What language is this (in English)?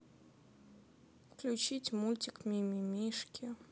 Russian